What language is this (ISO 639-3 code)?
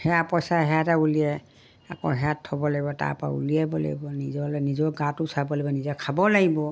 asm